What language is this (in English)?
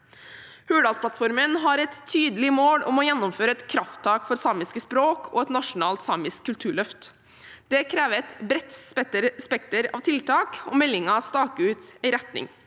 Norwegian